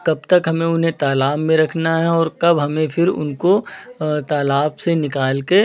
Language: Hindi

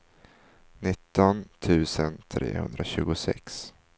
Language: Swedish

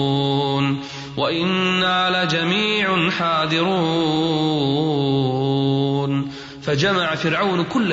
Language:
Arabic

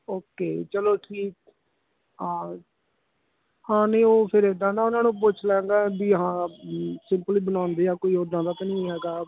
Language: Punjabi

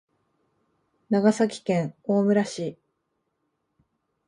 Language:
Japanese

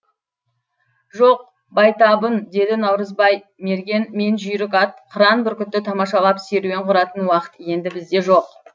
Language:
Kazakh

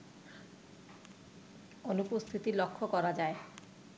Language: Bangla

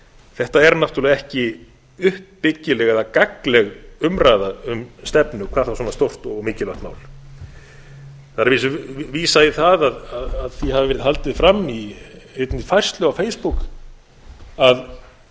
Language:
Icelandic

